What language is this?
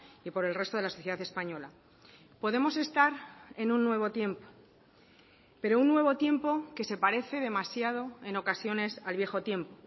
Spanish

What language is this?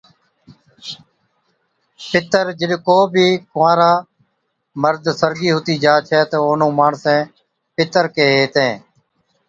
Od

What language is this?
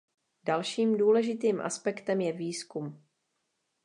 Czech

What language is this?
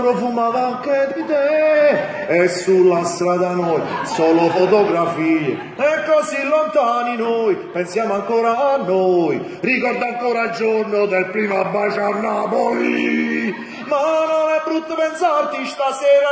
Italian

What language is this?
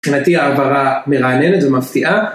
Hebrew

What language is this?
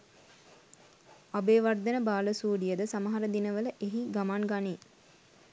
Sinhala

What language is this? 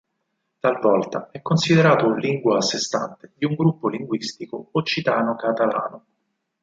Italian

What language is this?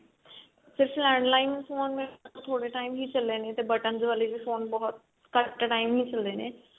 Punjabi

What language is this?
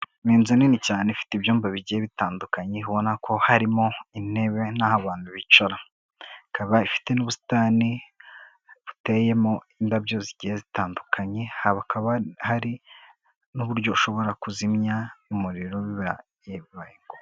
Kinyarwanda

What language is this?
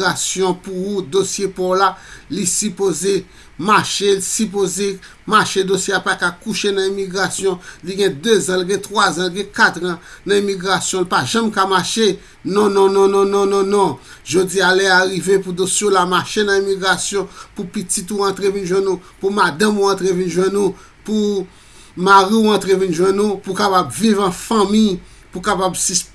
Haitian Creole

